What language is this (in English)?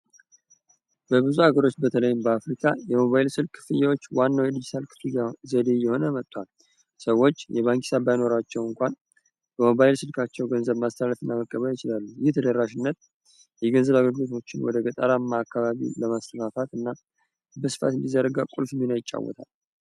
Amharic